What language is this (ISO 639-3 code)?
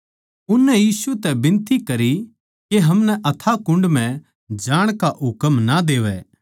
bgc